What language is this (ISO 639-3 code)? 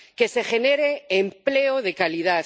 spa